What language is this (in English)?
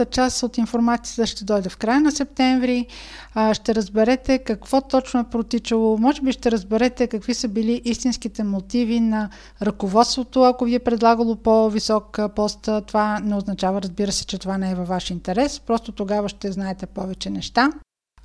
Bulgarian